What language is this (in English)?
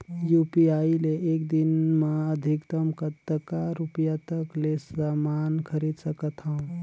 Chhattisgarhi